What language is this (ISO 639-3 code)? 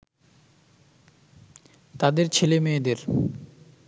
ben